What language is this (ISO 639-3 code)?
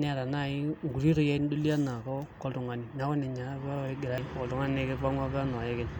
mas